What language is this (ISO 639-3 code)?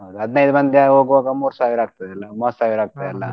kan